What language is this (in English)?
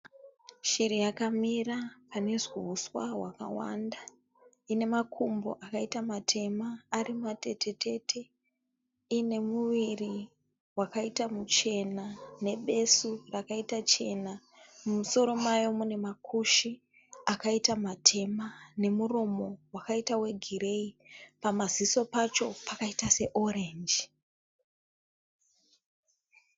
Shona